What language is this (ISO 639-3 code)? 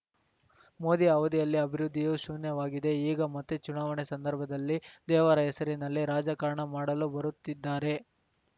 kan